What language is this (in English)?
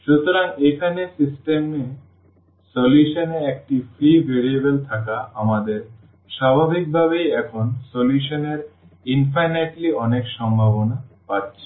Bangla